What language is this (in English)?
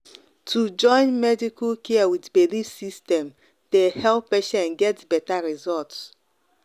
Nigerian Pidgin